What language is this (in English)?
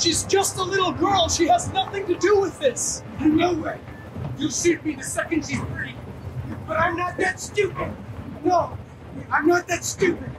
English